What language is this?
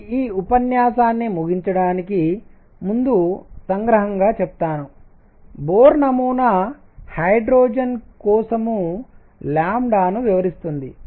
Telugu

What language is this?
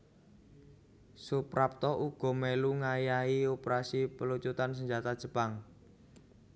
Javanese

